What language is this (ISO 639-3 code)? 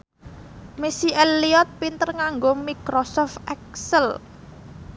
jav